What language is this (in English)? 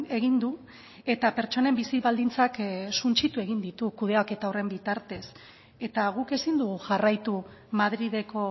Basque